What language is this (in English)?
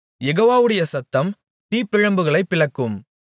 Tamil